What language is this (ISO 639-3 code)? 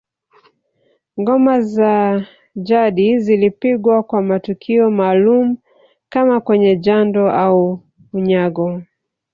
swa